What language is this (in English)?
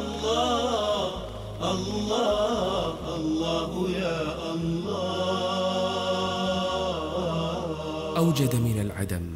Arabic